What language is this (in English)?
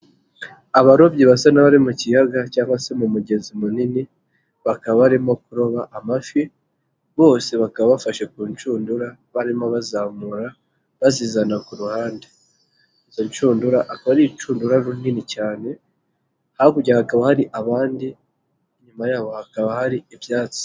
Kinyarwanda